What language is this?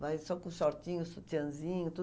Portuguese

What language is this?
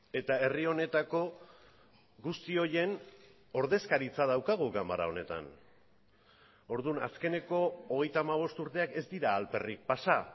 Basque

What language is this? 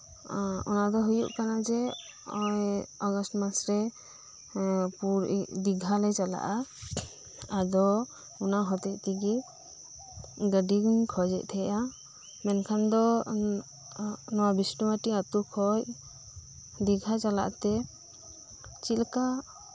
Santali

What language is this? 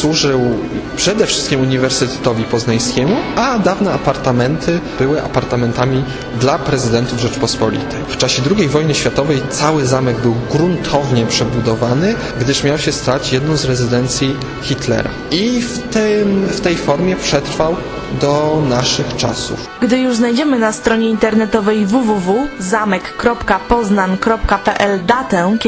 Polish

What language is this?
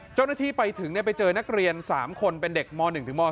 Thai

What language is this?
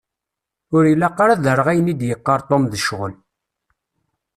Kabyle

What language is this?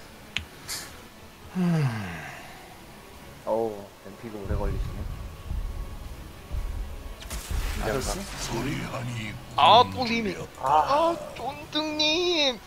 Korean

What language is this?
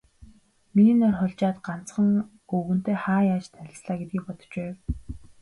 Mongolian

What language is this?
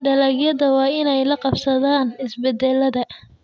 Somali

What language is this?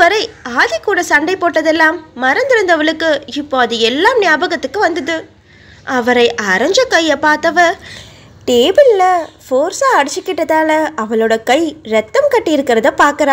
Hindi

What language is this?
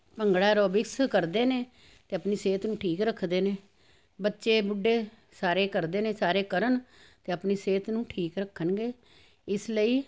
Punjabi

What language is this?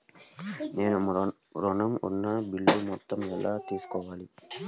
Telugu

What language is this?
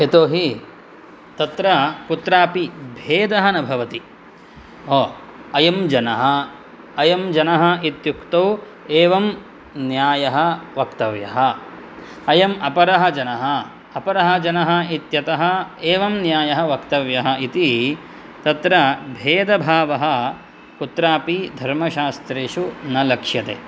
Sanskrit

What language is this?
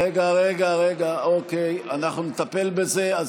Hebrew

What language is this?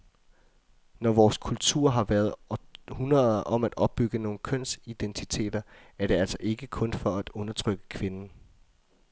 Danish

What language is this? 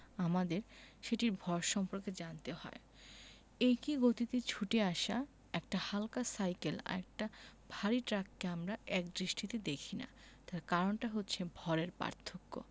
Bangla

